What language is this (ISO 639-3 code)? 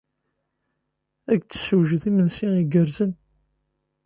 kab